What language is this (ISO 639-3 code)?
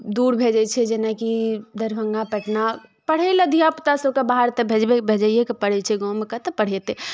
mai